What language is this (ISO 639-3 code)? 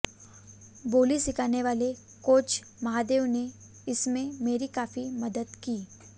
hin